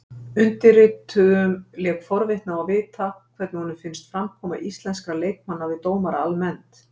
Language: Icelandic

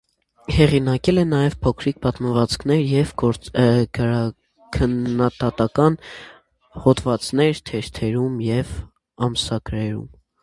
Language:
Armenian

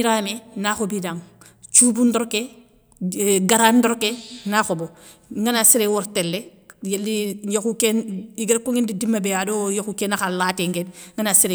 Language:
Soninke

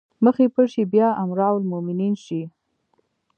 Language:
Pashto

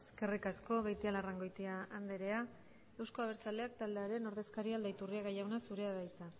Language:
Basque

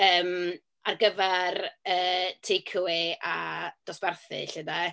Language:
Welsh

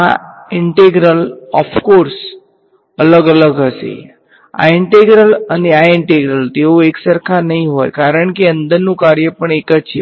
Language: Gujarati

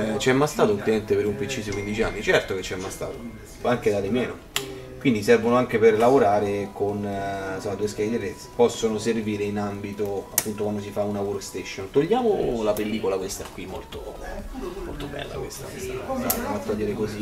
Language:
Italian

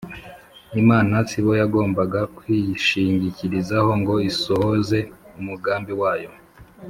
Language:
Kinyarwanda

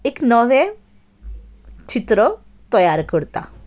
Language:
Konkani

